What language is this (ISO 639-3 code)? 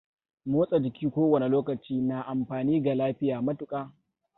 hau